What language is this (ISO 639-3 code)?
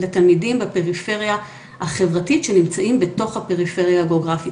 heb